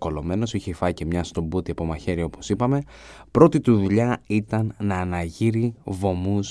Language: Greek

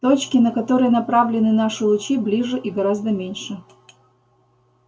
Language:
Russian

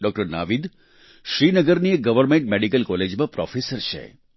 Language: Gujarati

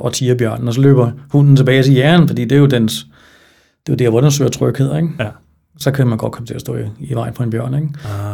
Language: Danish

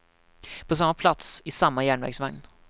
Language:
Swedish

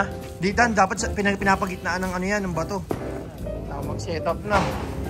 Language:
Indonesian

